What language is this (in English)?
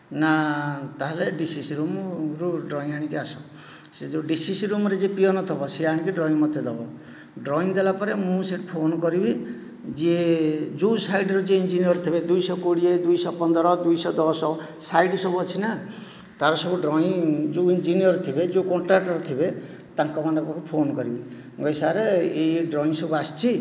Odia